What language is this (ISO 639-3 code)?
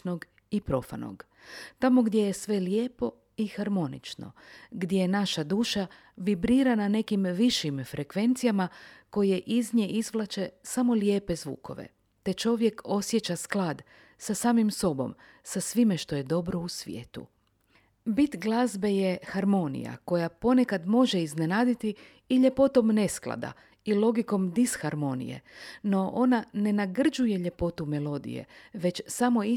hrv